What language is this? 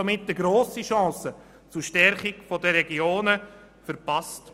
Swiss German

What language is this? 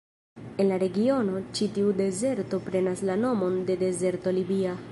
Esperanto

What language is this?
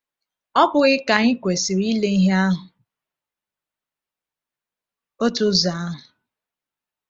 Igbo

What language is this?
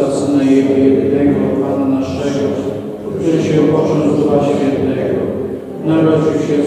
Polish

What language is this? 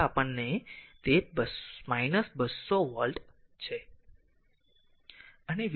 Gujarati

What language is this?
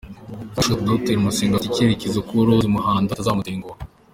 Kinyarwanda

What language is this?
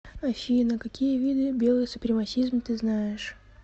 Russian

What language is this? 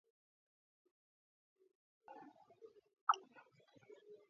Georgian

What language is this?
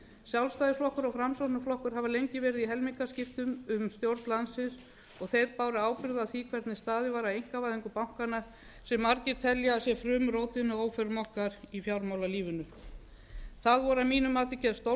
Icelandic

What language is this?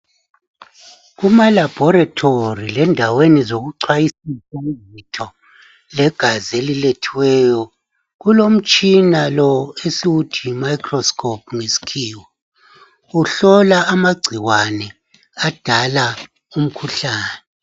North Ndebele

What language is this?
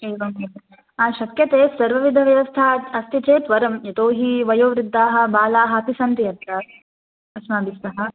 Sanskrit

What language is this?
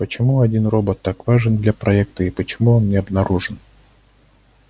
Russian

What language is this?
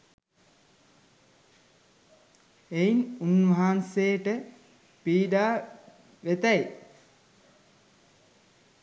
Sinhala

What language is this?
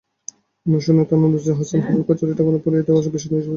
Bangla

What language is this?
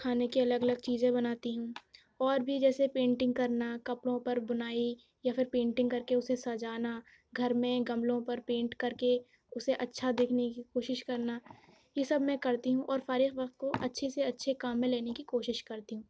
Urdu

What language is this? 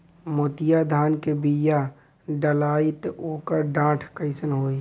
Bhojpuri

